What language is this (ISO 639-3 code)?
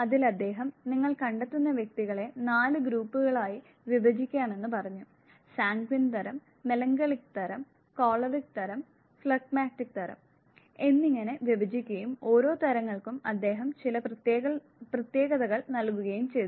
mal